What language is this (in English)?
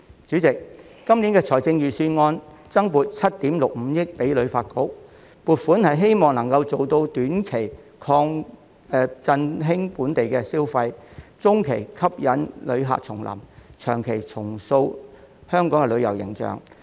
Cantonese